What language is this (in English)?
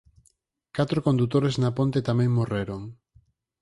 Galician